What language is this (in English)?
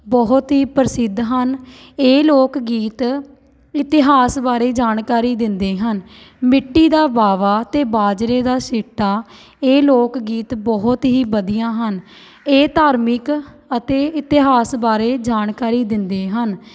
Punjabi